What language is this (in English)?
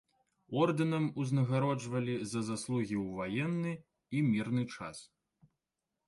Belarusian